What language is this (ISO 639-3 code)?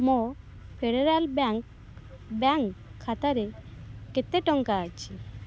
ori